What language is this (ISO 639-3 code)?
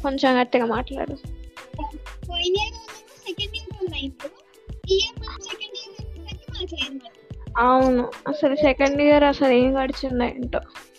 tel